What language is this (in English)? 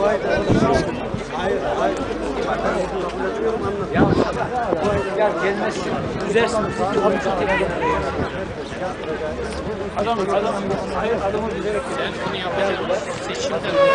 Turkish